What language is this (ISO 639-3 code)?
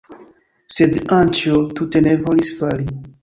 epo